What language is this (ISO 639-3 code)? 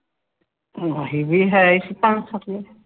pan